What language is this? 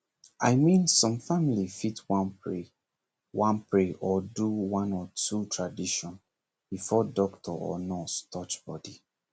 Nigerian Pidgin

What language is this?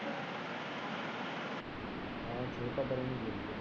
Punjabi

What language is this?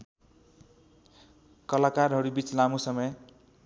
Nepali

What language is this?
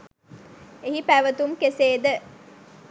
Sinhala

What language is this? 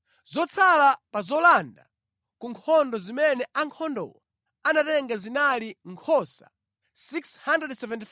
Nyanja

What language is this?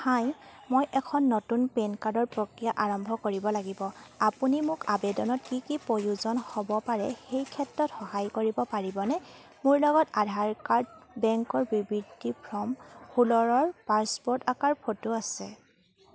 Assamese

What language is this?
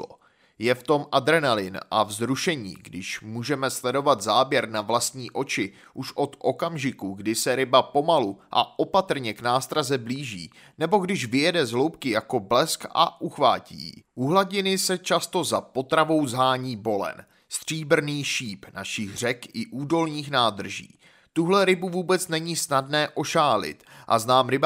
Czech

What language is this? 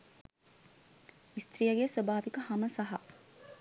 Sinhala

